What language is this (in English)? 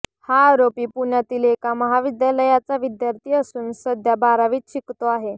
Marathi